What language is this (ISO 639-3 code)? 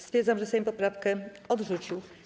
pol